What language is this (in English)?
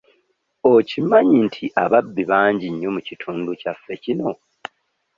Ganda